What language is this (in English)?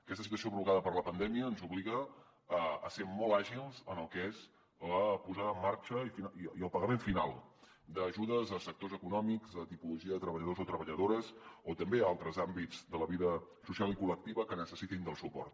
Catalan